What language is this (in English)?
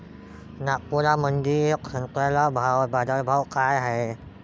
Marathi